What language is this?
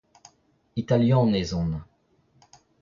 Breton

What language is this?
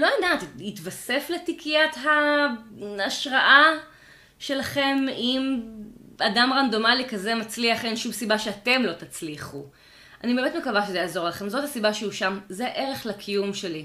Hebrew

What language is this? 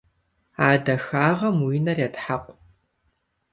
Kabardian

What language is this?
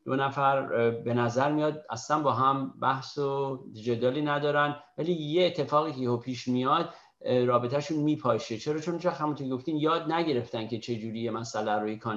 Persian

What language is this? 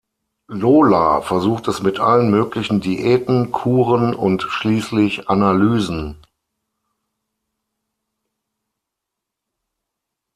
German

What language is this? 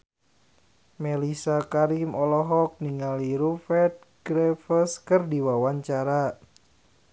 Sundanese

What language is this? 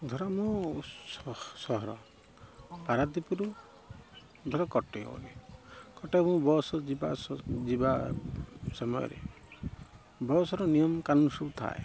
Odia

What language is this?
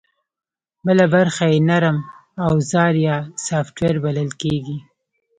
Pashto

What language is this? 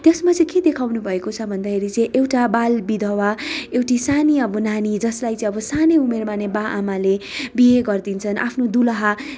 Nepali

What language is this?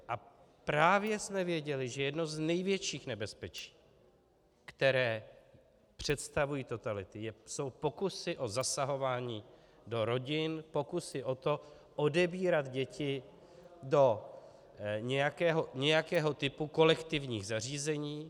Czech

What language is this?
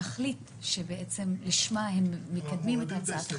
Hebrew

